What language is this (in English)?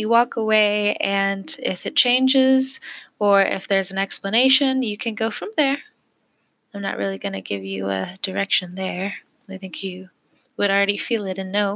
English